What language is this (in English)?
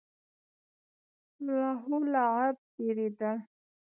Pashto